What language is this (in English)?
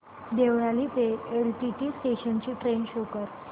Marathi